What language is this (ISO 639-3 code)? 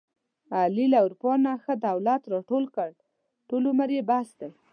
pus